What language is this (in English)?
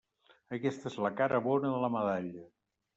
Catalan